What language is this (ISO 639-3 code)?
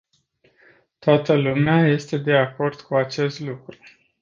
ron